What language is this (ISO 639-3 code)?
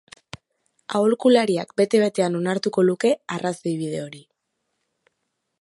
eus